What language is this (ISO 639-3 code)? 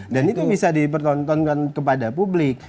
ind